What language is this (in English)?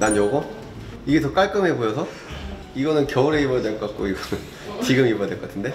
Korean